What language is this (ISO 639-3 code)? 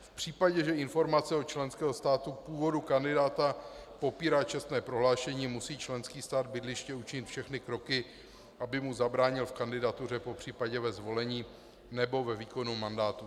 ces